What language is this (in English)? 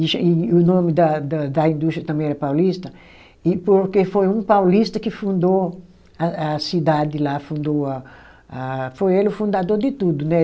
Portuguese